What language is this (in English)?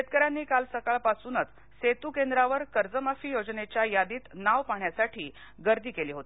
Marathi